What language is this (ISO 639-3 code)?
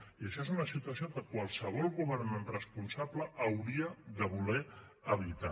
cat